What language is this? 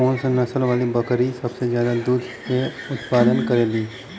Bhojpuri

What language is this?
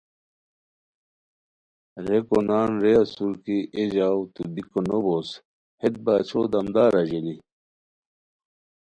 Khowar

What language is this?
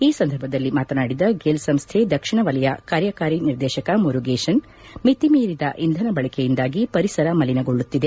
Kannada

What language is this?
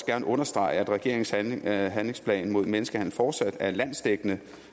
Danish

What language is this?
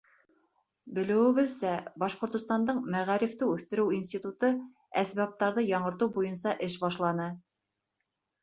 Bashkir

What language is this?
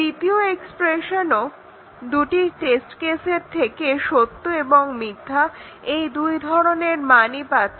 Bangla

